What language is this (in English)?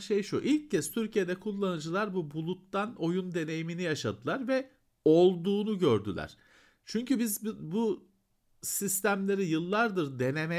Turkish